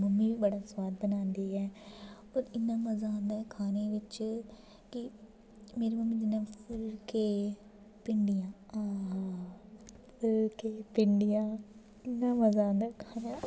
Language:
Dogri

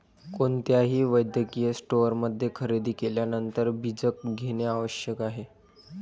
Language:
Marathi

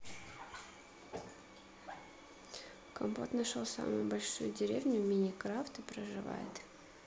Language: Russian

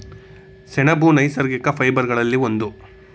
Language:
Kannada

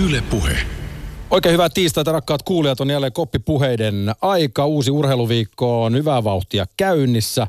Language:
Finnish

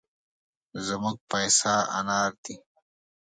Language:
Pashto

